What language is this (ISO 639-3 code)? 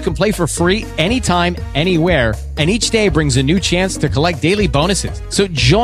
eng